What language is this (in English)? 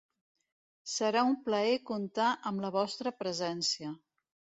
Catalan